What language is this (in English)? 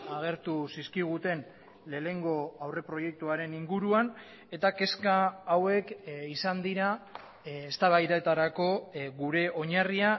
Basque